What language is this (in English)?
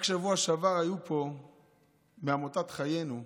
Hebrew